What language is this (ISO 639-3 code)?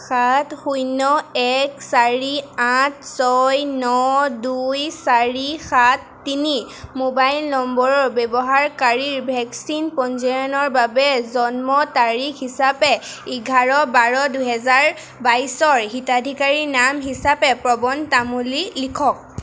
asm